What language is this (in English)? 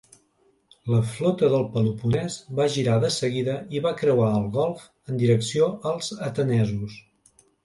Catalan